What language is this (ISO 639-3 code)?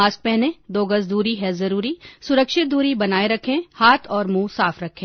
hin